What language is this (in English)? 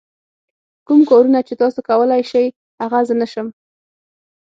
Pashto